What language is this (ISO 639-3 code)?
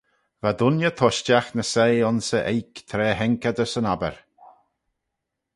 glv